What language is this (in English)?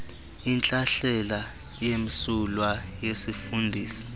Xhosa